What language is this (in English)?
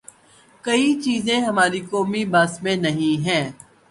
Urdu